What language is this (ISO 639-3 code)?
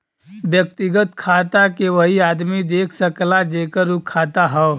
bho